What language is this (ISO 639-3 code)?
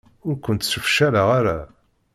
kab